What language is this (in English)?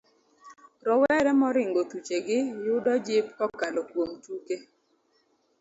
Luo (Kenya and Tanzania)